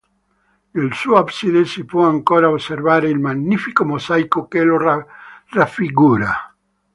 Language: Italian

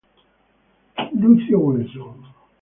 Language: Italian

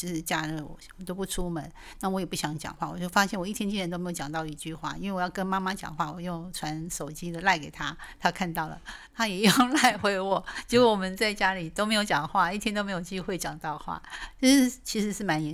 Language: Chinese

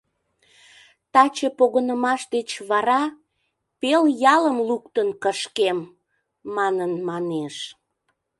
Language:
Mari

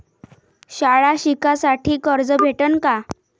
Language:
Marathi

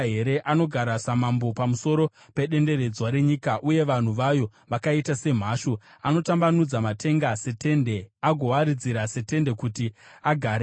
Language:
Shona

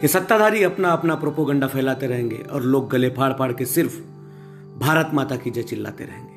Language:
Hindi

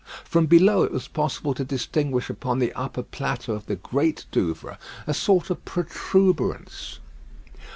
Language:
English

